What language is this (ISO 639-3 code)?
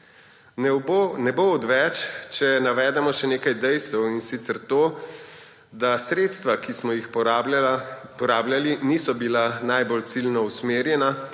slv